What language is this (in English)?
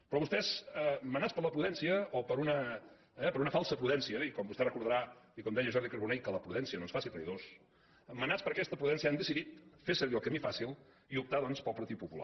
Catalan